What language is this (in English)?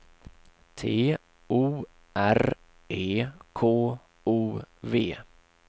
Swedish